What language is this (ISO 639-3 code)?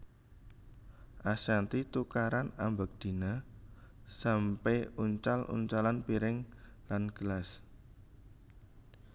jav